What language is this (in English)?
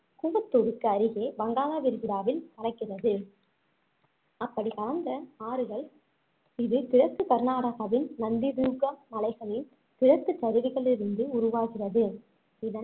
Tamil